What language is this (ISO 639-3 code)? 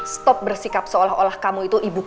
ind